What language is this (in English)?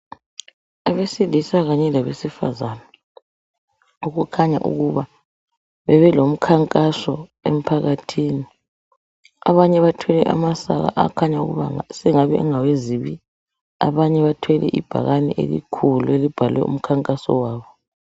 North Ndebele